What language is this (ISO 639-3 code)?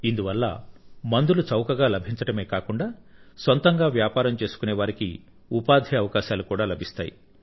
tel